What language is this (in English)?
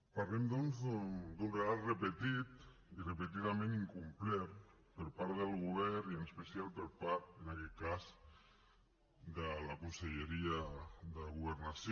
Catalan